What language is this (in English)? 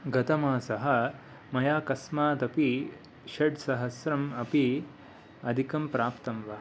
Sanskrit